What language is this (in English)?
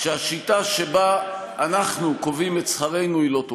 Hebrew